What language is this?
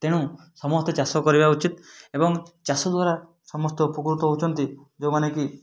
Odia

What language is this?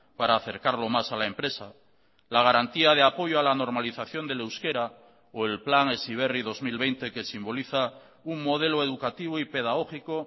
Spanish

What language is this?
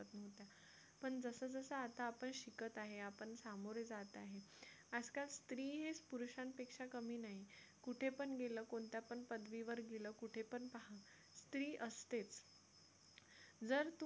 Marathi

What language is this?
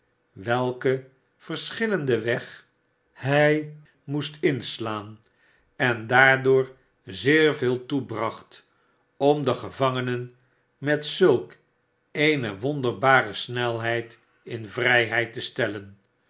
Dutch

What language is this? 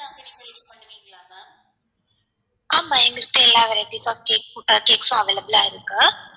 Tamil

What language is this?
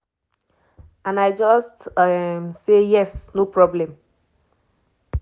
Nigerian Pidgin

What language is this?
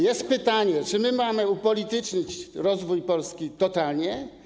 Polish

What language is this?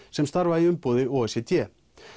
Icelandic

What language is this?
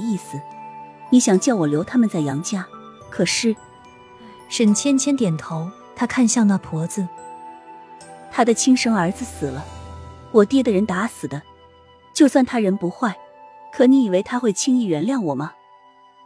Chinese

